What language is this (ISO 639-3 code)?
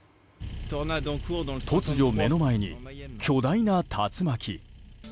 jpn